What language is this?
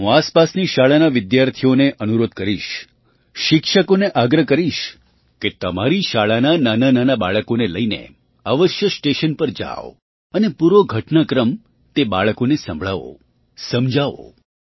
Gujarati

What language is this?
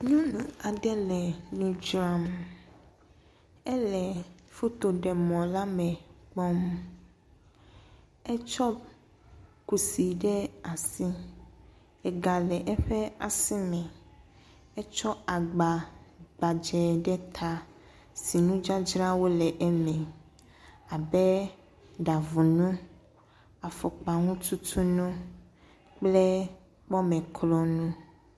Ewe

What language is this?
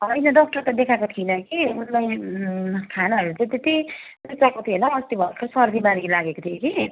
Nepali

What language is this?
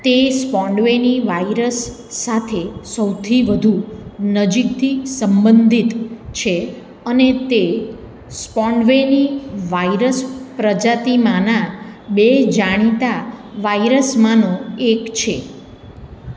Gujarati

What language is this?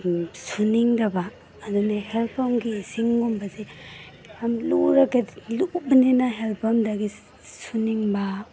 Manipuri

